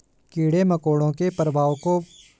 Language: Hindi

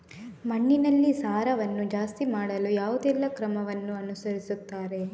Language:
Kannada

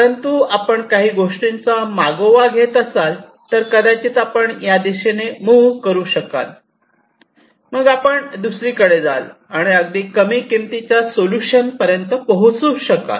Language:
Marathi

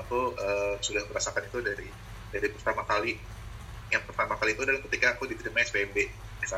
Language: Indonesian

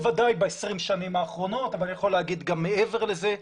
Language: Hebrew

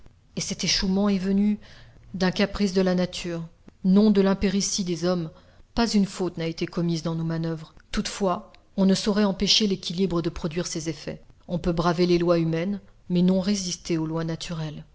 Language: French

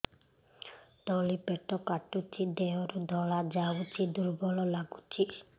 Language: Odia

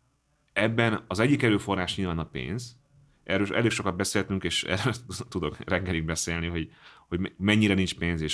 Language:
Hungarian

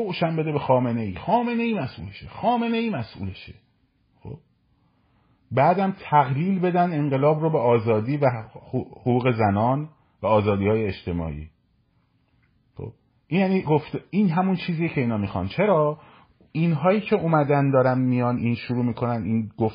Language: Persian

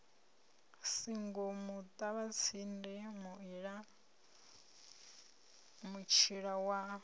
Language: Venda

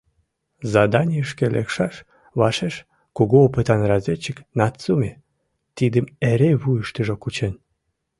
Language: Mari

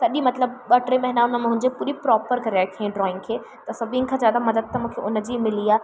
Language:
Sindhi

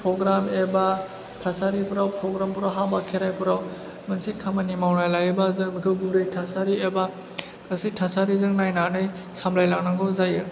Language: Bodo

